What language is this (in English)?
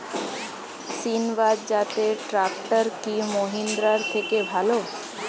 Bangla